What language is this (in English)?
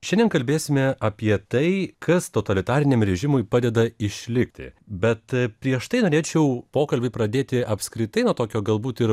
Lithuanian